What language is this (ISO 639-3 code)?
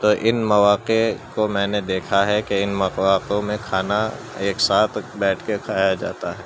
urd